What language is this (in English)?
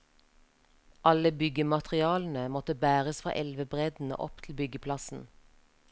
Norwegian